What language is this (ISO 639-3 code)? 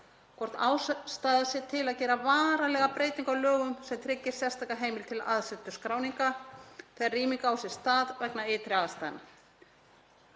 isl